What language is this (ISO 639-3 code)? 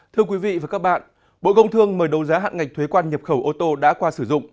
vie